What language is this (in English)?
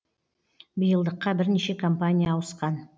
Kazakh